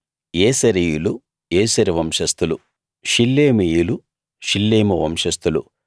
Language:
Telugu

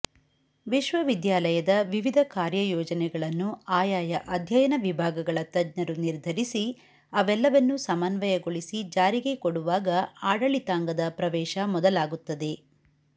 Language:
Kannada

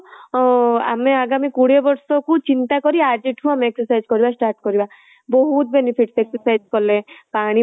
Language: Odia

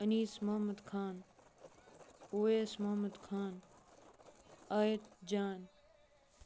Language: Kashmiri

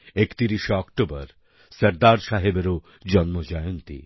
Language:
Bangla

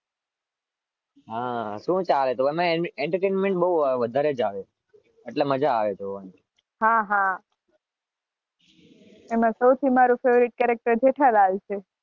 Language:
Gujarati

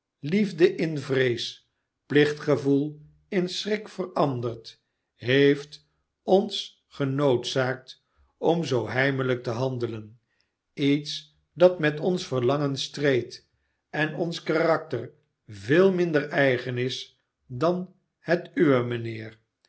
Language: Dutch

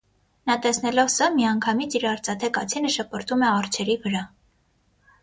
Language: Armenian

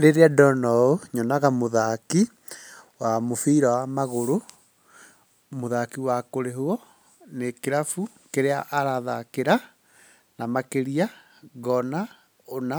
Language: Kikuyu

